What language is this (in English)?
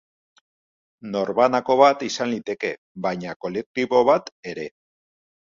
Basque